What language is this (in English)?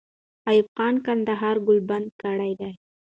Pashto